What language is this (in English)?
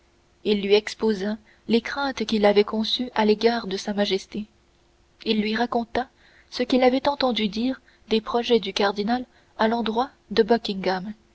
French